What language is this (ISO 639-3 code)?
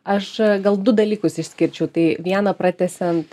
lit